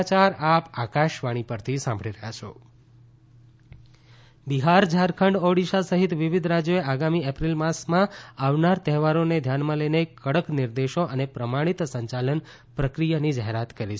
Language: Gujarati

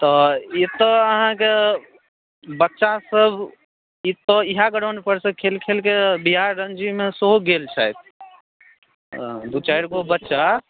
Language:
Maithili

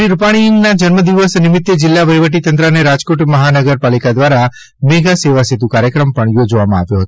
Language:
Gujarati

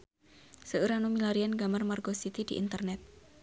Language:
Sundanese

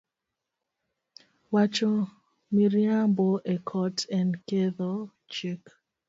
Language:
Luo (Kenya and Tanzania)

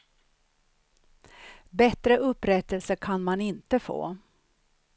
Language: Swedish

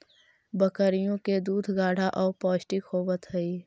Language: Magahi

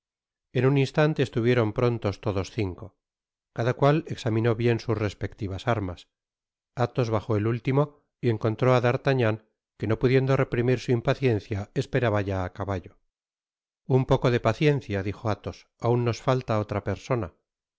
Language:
Spanish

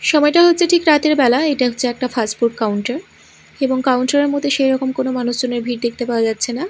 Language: Bangla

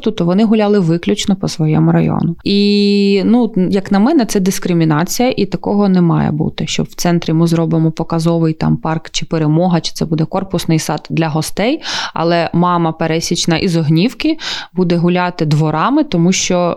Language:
Ukrainian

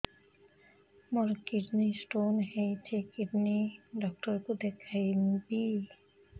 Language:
Odia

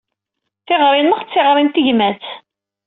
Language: Kabyle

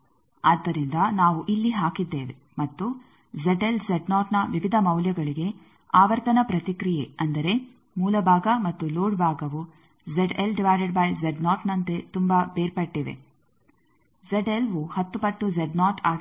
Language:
Kannada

